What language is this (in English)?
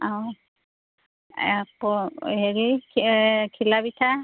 Assamese